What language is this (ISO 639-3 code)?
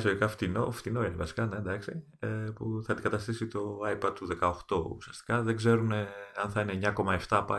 ell